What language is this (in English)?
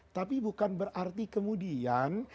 Indonesian